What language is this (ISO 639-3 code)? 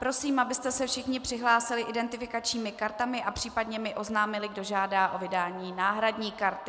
ces